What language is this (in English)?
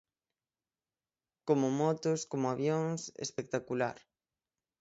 Galician